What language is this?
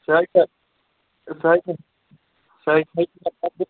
Kashmiri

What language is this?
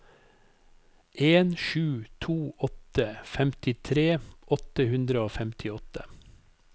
Norwegian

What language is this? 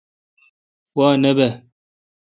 Kalkoti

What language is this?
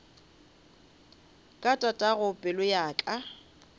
Northern Sotho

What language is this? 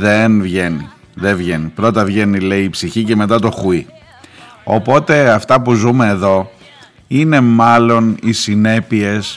Greek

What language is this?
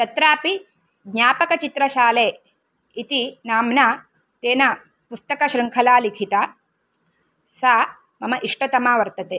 Sanskrit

